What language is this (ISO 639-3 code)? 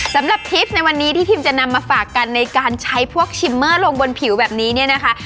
tha